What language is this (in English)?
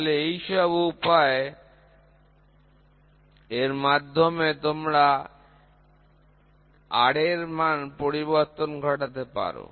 Bangla